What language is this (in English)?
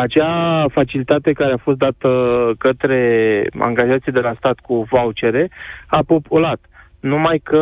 Romanian